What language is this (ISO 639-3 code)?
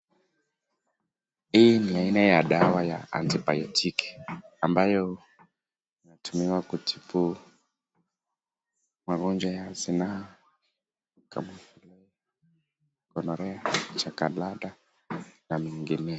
swa